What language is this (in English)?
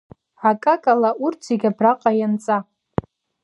Abkhazian